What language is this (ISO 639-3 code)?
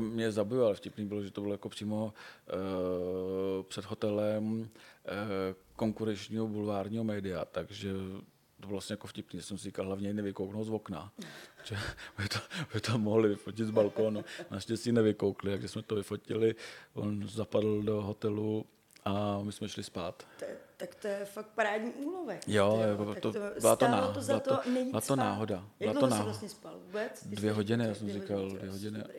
ces